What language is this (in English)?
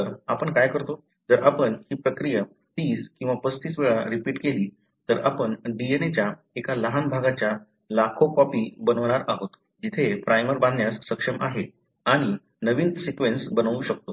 Marathi